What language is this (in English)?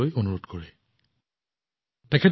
Assamese